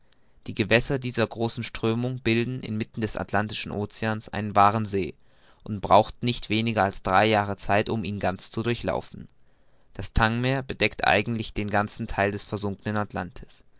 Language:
German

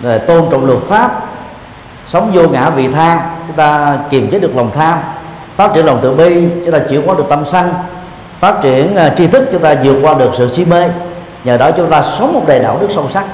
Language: Vietnamese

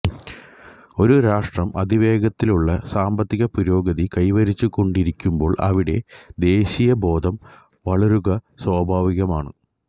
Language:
Malayalam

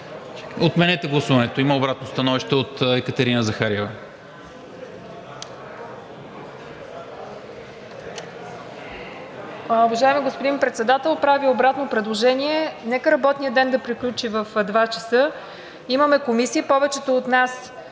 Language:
Bulgarian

